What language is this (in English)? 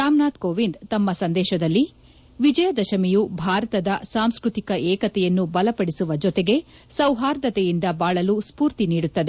Kannada